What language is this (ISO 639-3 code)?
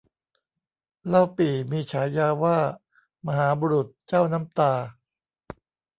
tha